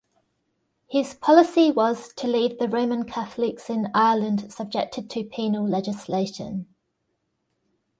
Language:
English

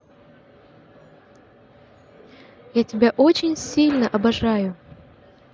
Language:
Russian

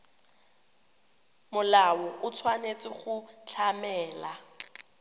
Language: Tswana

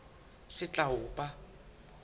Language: Southern Sotho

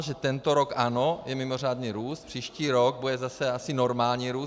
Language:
Czech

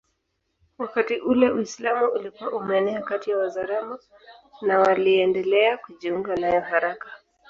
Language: Swahili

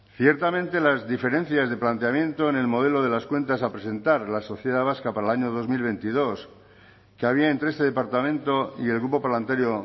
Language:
Spanish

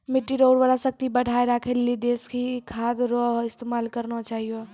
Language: Maithili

